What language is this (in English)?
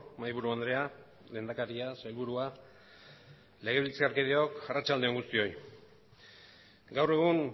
Basque